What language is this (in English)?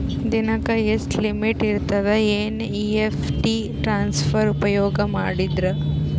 Kannada